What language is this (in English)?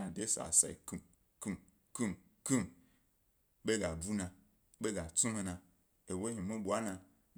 Gbari